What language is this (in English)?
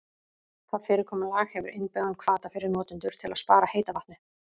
Icelandic